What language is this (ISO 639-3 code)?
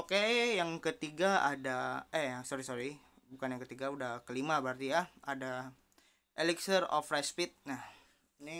ind